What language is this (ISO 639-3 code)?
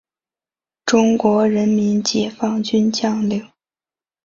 zho